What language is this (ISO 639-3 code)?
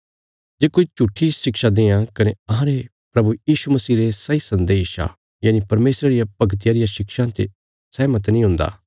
kfs